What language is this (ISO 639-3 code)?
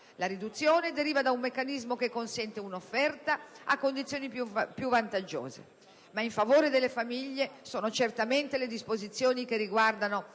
ita